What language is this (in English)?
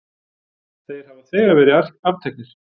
Icelandic